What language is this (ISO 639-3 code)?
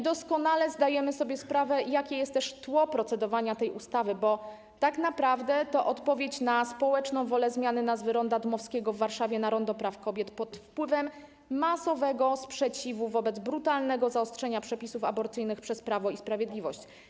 pol